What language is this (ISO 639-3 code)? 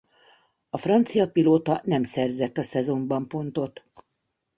hun